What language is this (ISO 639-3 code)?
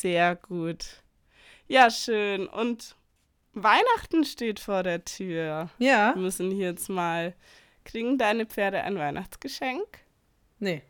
deu